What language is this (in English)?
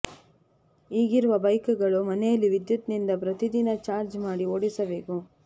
Kannada